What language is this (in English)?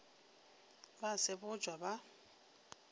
Northern Sotho